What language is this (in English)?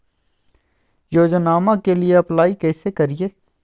Magahi